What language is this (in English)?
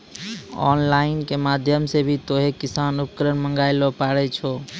Maithili